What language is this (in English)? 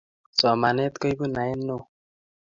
Kalenjin